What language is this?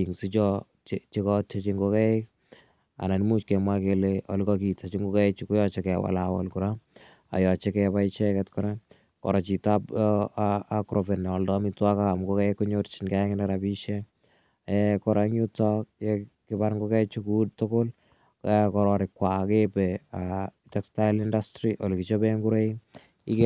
Kalenjin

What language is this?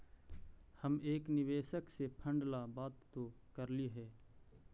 Magahi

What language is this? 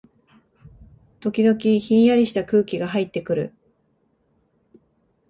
Japanese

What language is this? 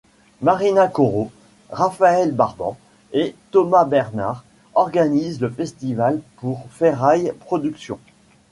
French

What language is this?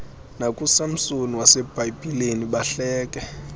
Xhosa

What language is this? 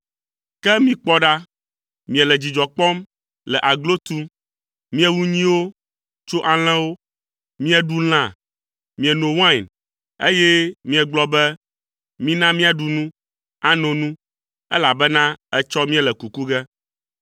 Ewe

